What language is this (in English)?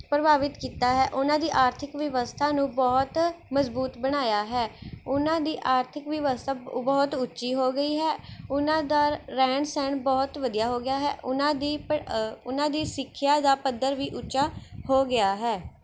Punjabi